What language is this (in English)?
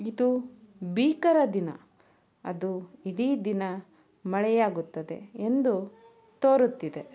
Kannada